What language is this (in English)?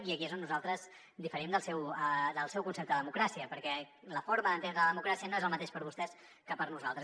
Catalan